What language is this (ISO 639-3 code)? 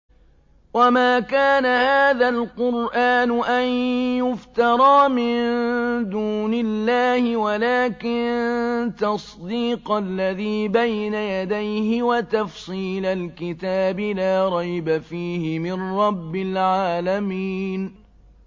ara